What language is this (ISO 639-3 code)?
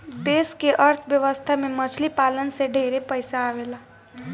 bho